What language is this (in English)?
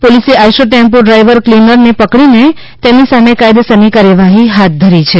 Gujarati